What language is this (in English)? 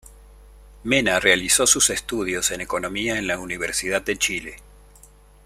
Spanish